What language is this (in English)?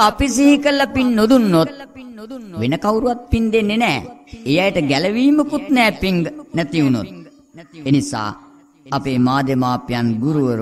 Romanian